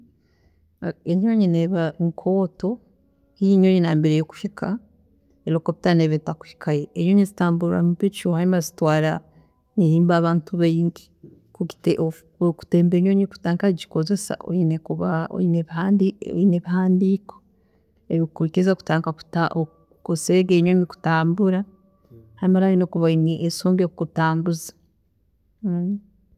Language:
Tooro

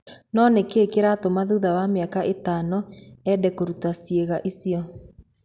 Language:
Kikuyu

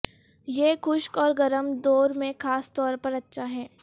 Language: Urdu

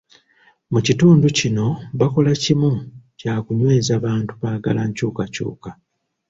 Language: Ganda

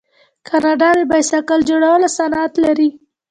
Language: Pashto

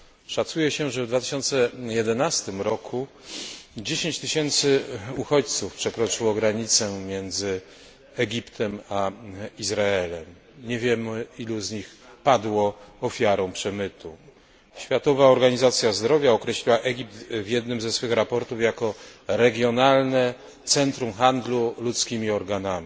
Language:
Polish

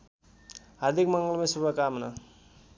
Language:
Nepali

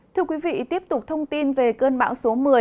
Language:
Vietnamese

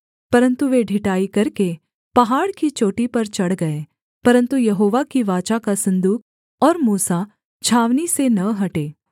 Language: Hindi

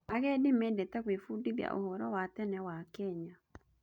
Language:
Kikuyu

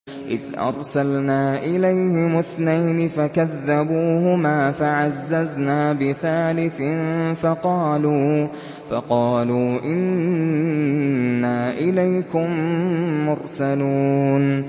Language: Arabic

